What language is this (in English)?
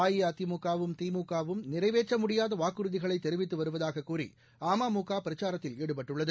Tamil